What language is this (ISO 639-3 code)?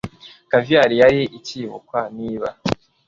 kin